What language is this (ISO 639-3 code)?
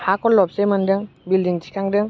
brx